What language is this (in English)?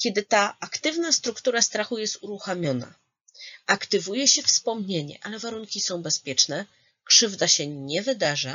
Polish